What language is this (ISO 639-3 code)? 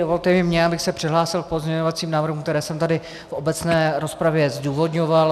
ces